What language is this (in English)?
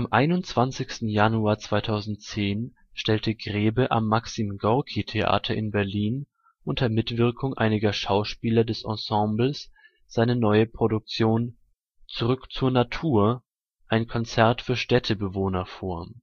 German